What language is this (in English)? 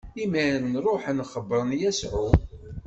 Kabyle